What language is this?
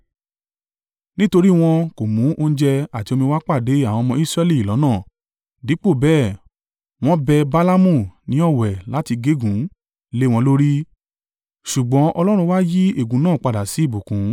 Yoruba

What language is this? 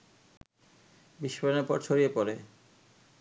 Bangla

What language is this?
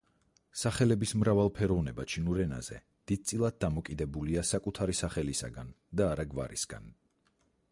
Georgian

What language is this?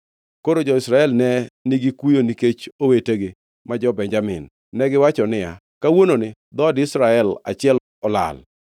Luo (Kenya and Tanzania)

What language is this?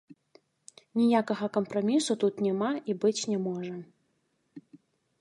Belarusian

